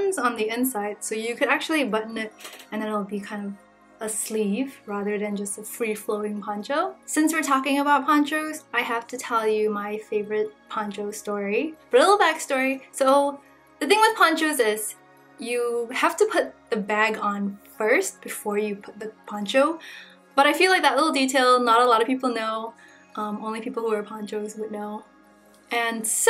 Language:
English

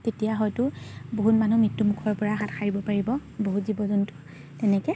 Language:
Assamese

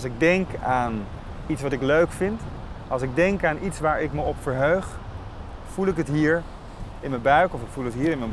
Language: Dutch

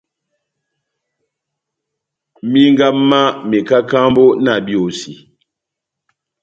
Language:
Batanga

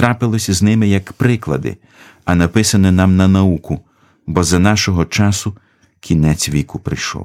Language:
Ukrainian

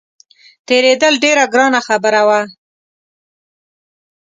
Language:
Pashto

